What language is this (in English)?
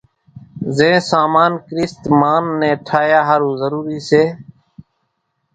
Kachi Koli